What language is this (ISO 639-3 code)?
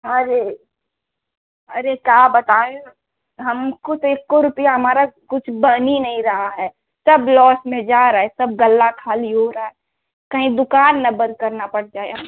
hin